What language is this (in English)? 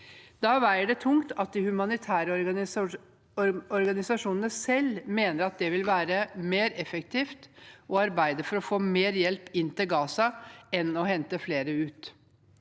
Norwegian